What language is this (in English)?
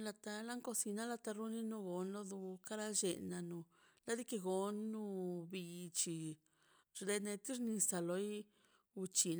Mazaltepec Zapotec